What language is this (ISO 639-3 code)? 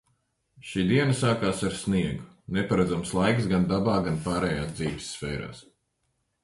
lav